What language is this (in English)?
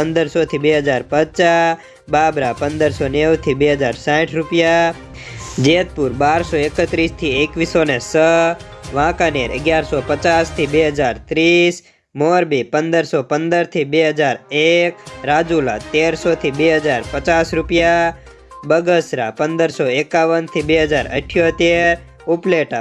Hindi